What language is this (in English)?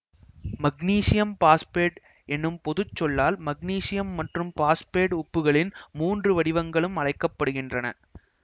Tamil